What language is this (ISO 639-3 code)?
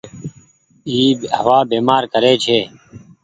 gig